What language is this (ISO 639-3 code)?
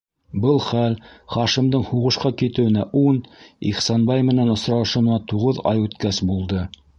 bak